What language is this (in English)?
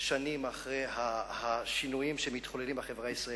Hebrew